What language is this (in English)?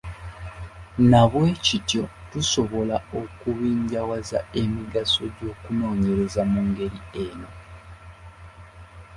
Ganda